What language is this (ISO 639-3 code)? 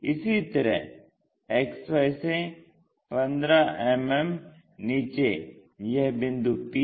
hin